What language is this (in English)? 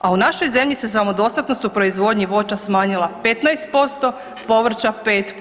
Croatian